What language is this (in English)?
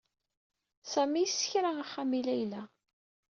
Kabyle